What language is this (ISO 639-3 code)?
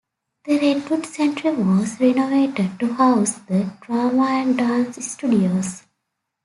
eng